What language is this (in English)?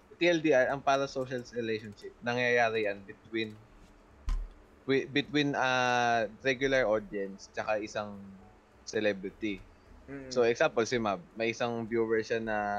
Filipino